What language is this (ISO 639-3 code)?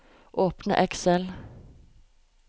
nor